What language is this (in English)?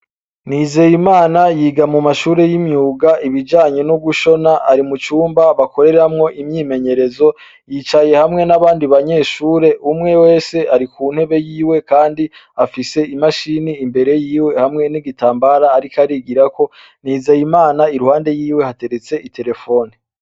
Rundi